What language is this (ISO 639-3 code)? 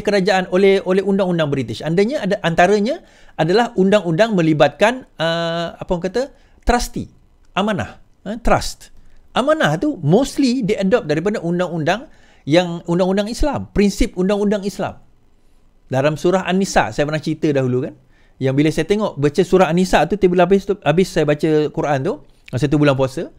msa